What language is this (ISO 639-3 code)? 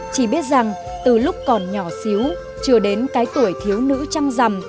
vie